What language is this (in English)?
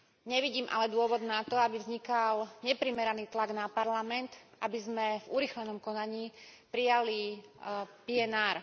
Slovak